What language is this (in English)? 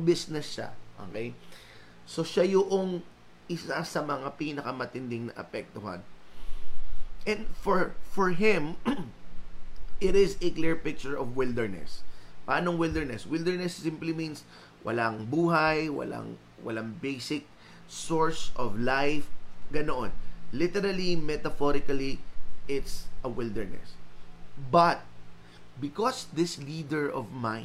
Filipino